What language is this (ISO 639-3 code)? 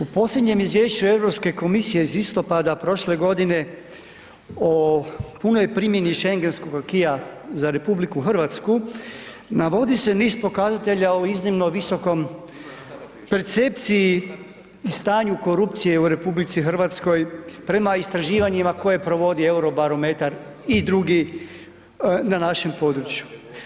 hrv